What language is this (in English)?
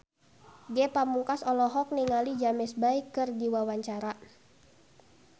Sundanese